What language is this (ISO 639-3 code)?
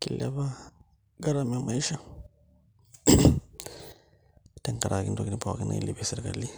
mas